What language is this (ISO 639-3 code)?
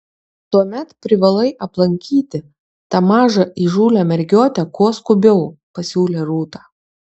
lit